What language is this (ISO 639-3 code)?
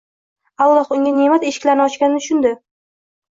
uzb